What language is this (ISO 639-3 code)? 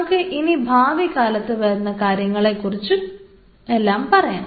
mal